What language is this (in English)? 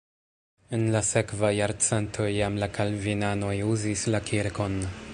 Esperanto